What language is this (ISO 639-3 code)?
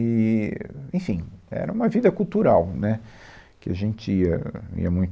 por